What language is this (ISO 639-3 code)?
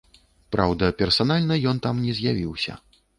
bel